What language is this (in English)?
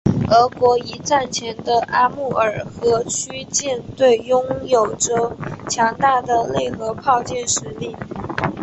Chinese